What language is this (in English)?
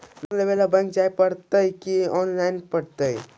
Magahi